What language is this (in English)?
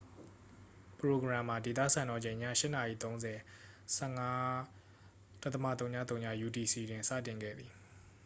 Burmese